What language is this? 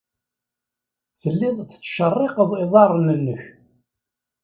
Kabyle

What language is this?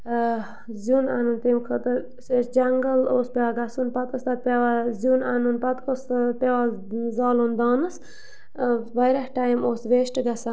Kashmiri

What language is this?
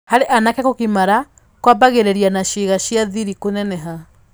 Kikuyu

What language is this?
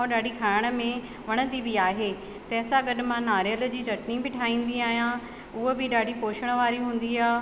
Sindhi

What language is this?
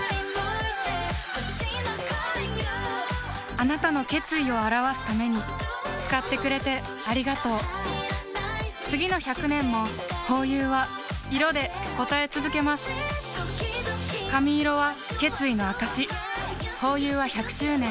Japanese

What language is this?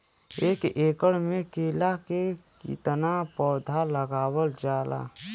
Bhojpuri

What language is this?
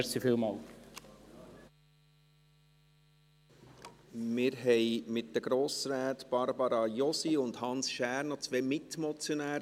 Swiss German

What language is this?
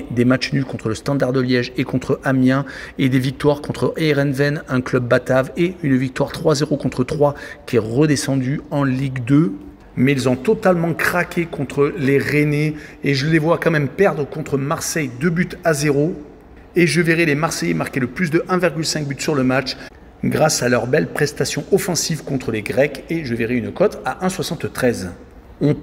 French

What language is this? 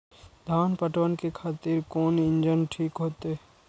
Maithili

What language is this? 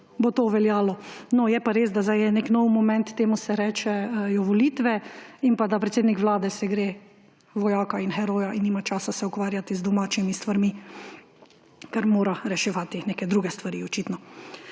Slovenian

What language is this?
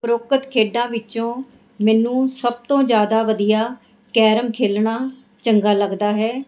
Punjabi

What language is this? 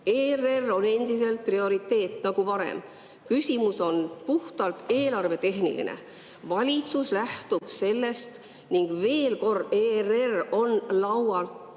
Estonian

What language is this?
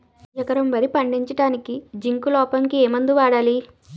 Telugu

